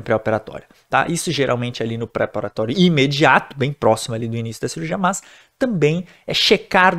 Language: Portuguese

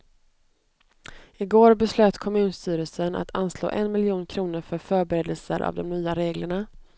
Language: Swedish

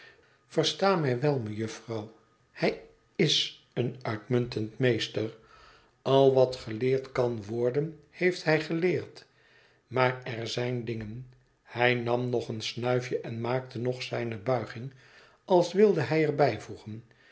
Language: Dutch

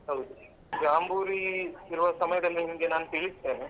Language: Kannada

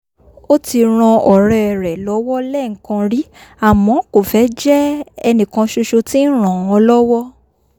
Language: Yoruba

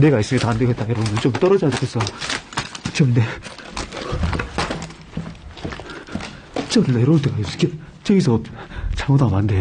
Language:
Korean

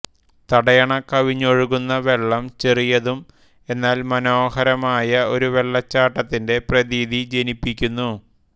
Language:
Malayalam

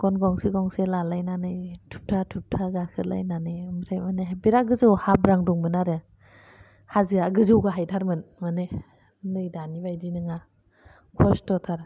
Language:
Bodo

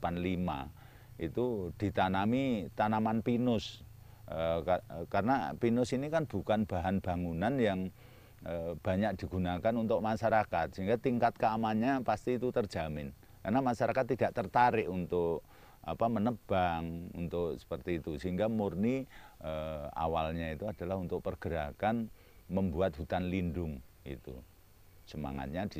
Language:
Indonesian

